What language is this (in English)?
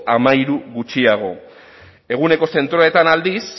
Basque